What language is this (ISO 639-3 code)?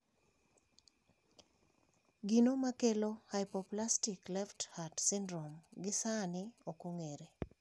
luo